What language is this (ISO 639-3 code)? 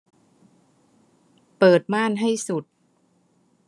tha